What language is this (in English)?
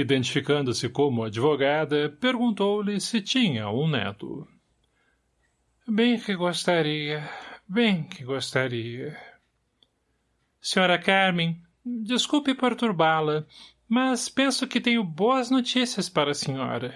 Portuguese